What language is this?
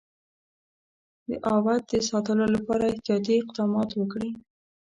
Pashto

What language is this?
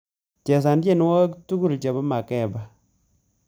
Kalenjin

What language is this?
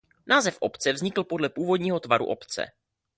Czech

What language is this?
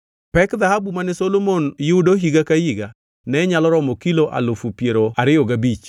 Luo (Kenya and Tanzania)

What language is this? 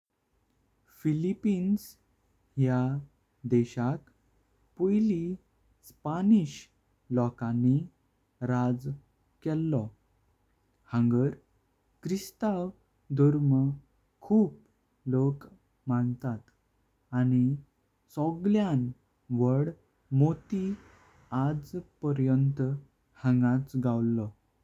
Konkani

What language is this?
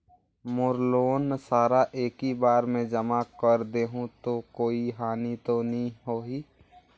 Chhattisgarhi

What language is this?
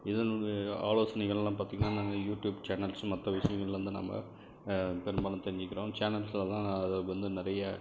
Tamil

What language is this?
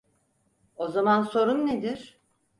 Turkish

